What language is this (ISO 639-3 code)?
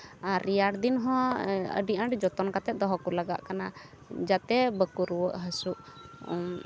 sat